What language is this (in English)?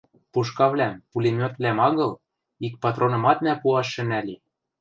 Western Mari